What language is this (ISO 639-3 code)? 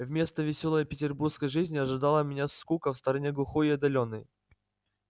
rus